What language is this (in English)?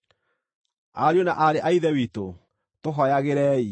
Kikuyu